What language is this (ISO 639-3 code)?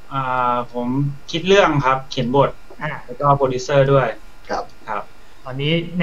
tha